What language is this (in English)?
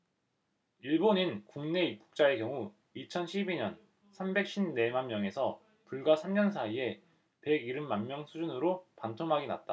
Korean